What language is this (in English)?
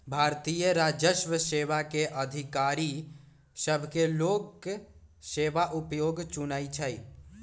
Magahi